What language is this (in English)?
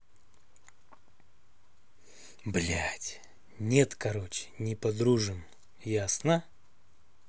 Russian